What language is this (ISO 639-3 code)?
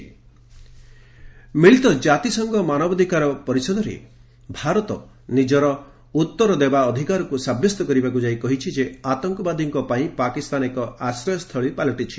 ori